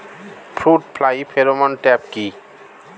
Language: Bangla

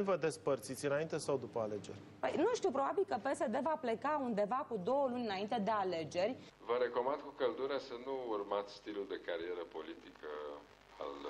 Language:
Romanian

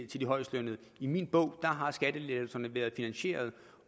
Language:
Danish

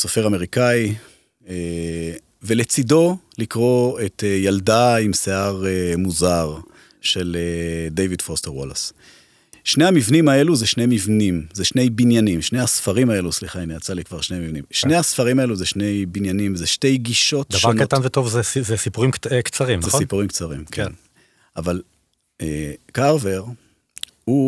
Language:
Hebrew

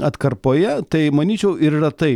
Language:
Lithuanian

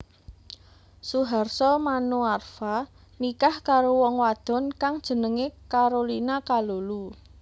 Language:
Javanese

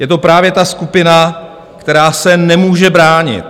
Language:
Czech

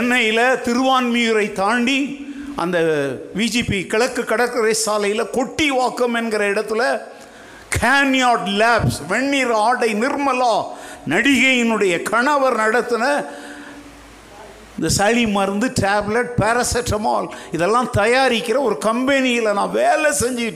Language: Tamil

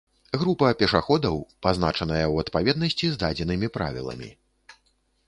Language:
Belarusian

